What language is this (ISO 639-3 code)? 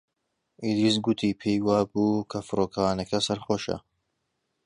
ckb